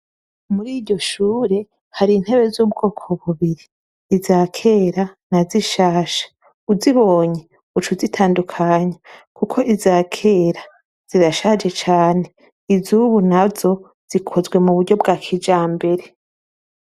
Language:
Rundi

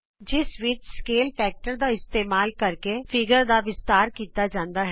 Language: Punjabi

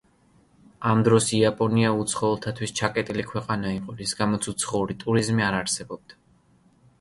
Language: Georgian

